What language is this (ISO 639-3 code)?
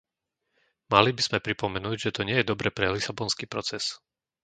slk